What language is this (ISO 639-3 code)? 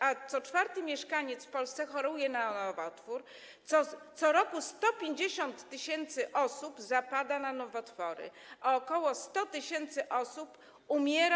pol